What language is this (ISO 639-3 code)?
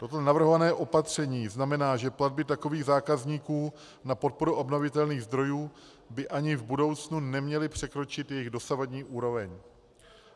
ces